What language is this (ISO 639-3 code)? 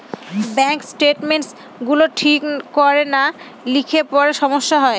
ben